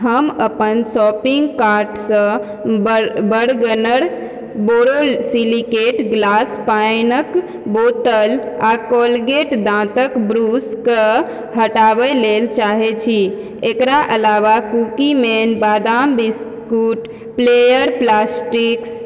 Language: Maithili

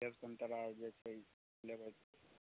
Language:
Maithili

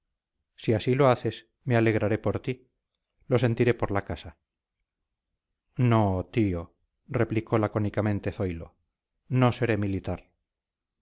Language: Spanish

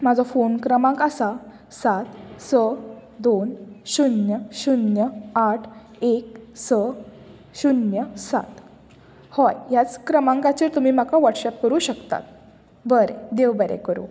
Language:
Konkani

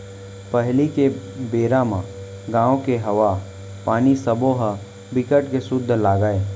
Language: Chhattisgarhi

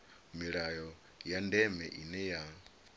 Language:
Venda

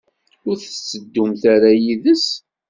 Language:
Kabyle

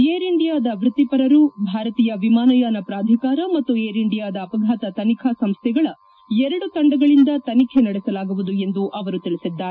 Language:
Kannada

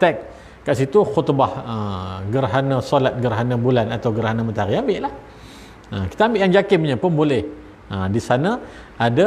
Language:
Malay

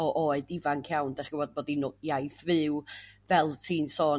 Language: Welsh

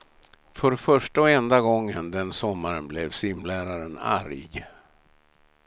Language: Swedish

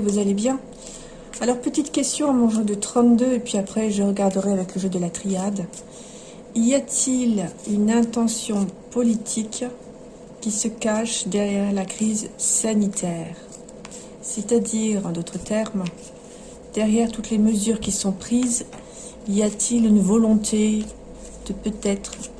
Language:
French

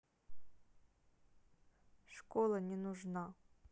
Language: Russian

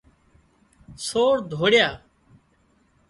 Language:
Wadiyara Koli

